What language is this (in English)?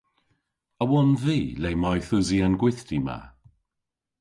Cornish